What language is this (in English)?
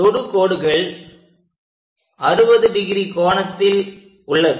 Tamil